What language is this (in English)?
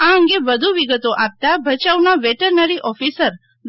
Gujarati